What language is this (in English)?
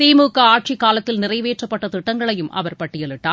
Tamil